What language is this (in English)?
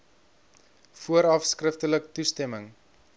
Afrikaans